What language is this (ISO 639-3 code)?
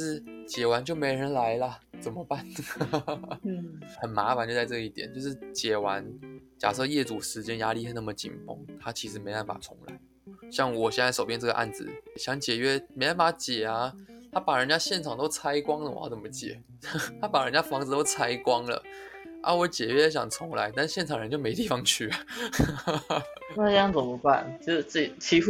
zho